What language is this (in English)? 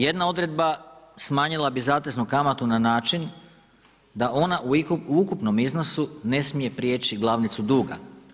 Croatian